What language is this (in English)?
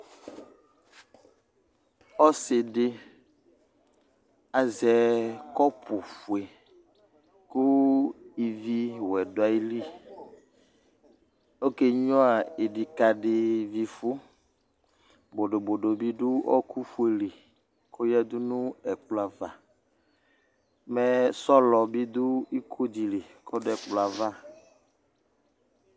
Ikposo